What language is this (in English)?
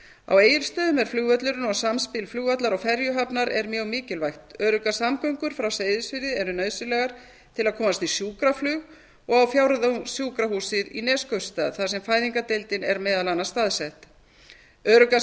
Icelandic